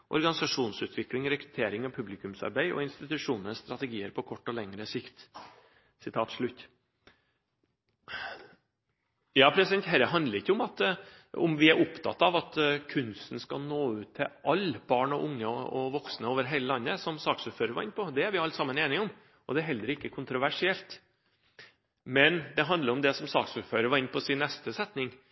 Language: Norwegian Bokmål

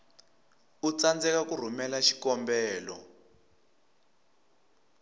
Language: Tsonga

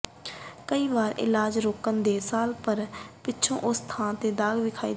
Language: Punjabi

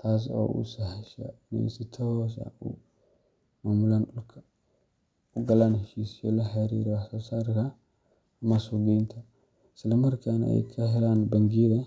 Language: Somali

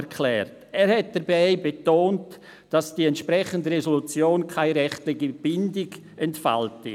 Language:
Swiss German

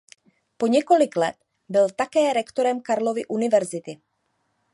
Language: Czech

